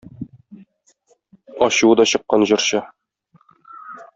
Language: Tatar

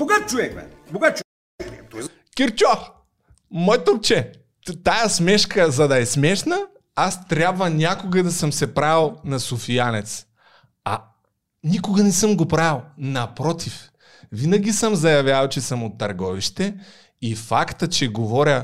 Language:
Bulgarian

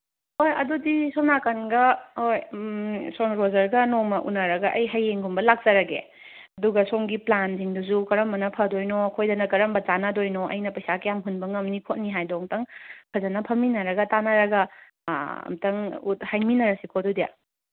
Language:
Manipuri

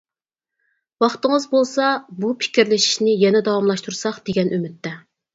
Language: Uyghur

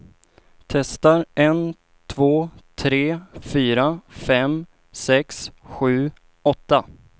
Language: Swedish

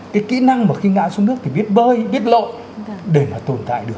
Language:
Vietnamese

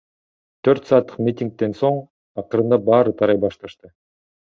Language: Kyrgyz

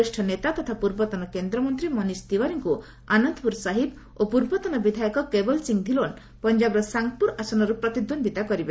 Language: Odia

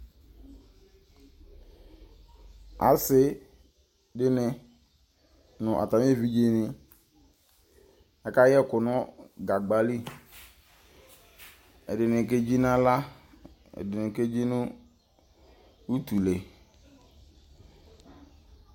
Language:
Ikposo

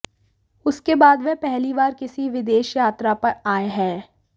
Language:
Hindi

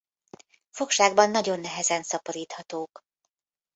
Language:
Hungarian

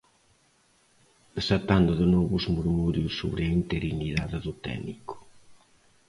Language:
Galician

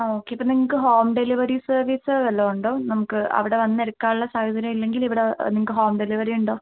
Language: Malayalam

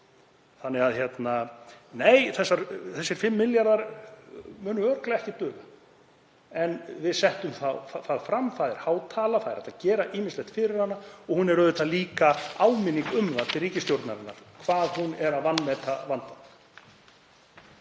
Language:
Icelandic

